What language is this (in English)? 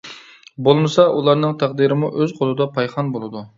Uyghur